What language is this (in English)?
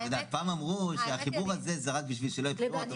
Hebrew